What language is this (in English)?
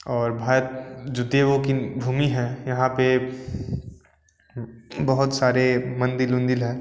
Hindi